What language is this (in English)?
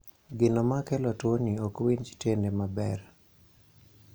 Luo (Kenya and Tanzania)